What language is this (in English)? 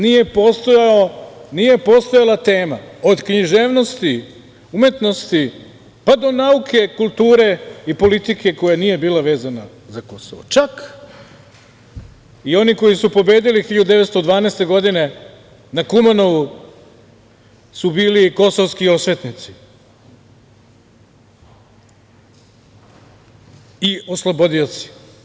Serbian